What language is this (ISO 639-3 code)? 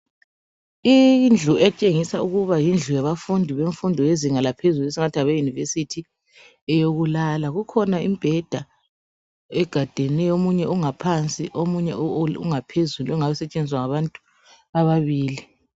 nde